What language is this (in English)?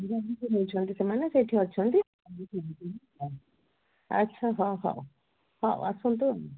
Odia